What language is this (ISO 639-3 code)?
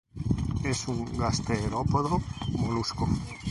spa